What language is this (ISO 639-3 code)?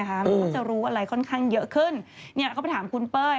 tha